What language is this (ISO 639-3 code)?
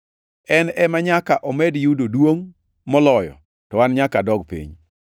luo